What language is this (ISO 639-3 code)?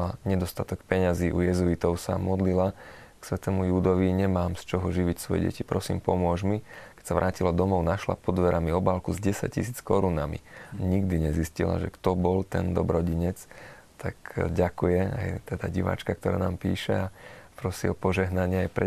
slk